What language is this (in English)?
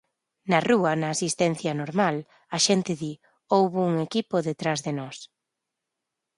Galician